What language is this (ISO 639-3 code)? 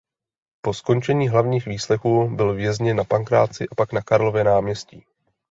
ces